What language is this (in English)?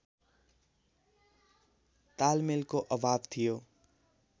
Nepali